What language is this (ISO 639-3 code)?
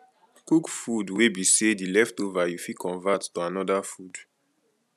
pcm